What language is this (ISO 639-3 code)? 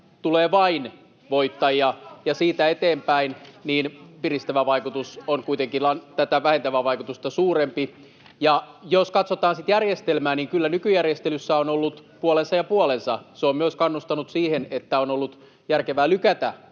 fin